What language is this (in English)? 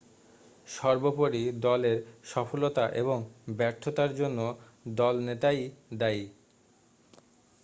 Bangla